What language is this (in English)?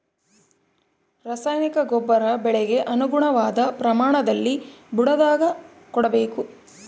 Kannada